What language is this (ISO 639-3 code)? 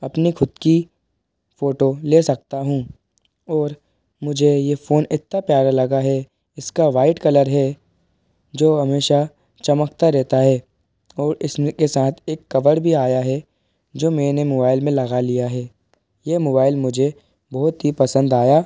hin